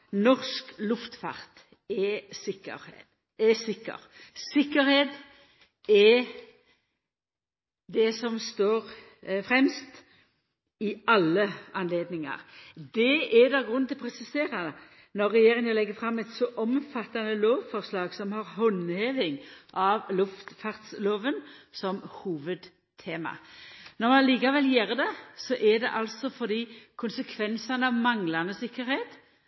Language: Norwegian Nynorsk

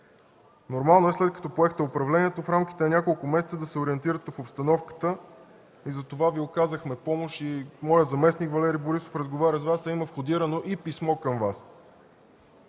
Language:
Bulgarian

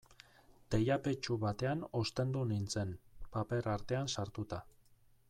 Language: Basque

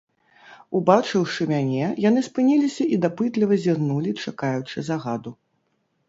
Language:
Belarusian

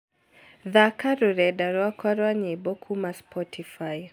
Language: Kikuyu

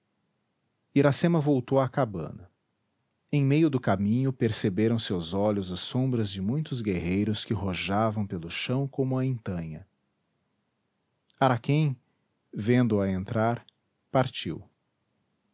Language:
Portuguese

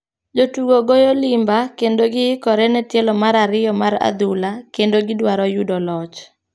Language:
Luo (Kenya and Tanzania)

